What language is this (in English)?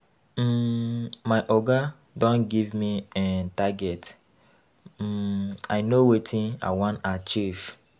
Nigerian Pidgin